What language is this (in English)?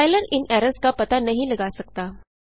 Hindi